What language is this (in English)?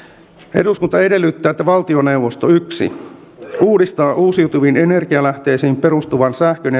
Finnish